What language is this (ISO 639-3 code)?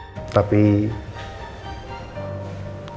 ind